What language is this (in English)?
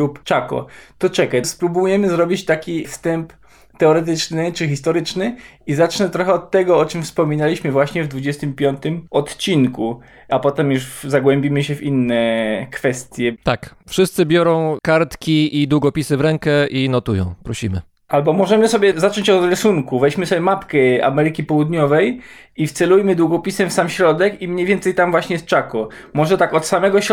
Polish